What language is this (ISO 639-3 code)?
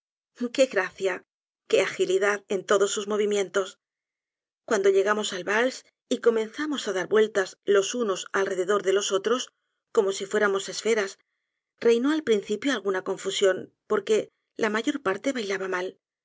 spa